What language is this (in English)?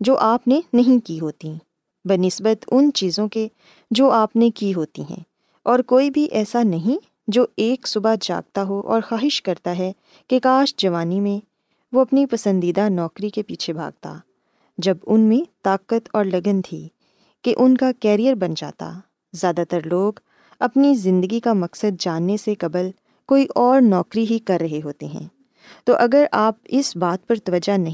Urdu